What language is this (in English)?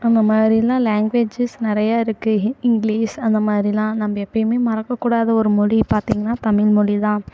Tamil